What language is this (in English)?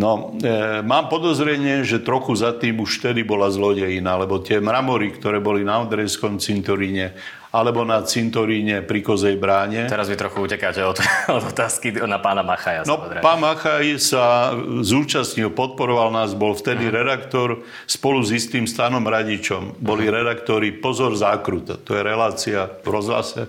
Slovak